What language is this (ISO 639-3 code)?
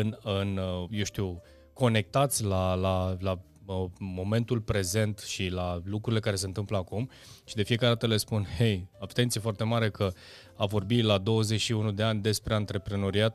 ron